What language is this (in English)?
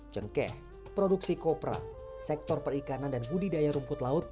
Indonesian